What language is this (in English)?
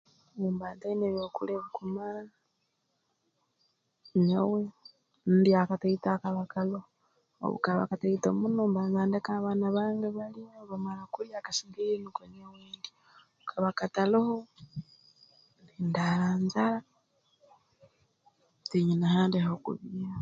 Tooro